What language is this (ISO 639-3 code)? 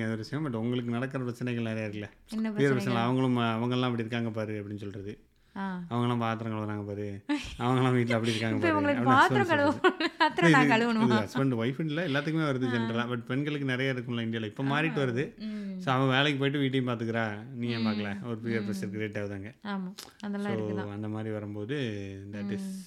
tam